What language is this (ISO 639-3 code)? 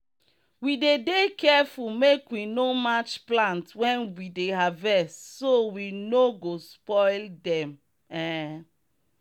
pcm